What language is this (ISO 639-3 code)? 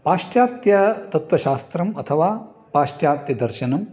san